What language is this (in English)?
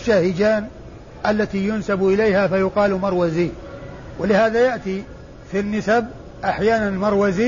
Arabic